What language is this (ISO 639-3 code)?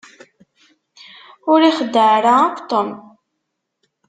kab